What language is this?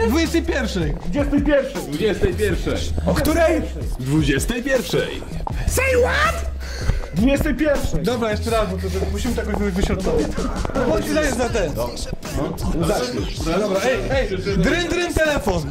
Polish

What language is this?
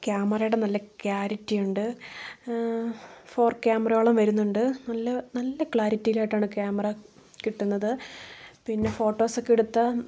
Malayalam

